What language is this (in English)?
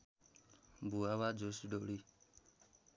Nepali